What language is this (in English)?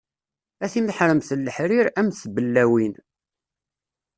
Kabyle